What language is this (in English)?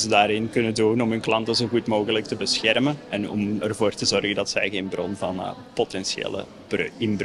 Dutch